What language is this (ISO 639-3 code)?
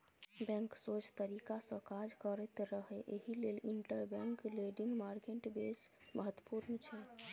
mai